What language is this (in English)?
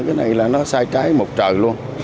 Vietnamese